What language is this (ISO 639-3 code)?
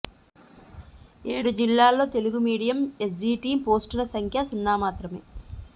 tel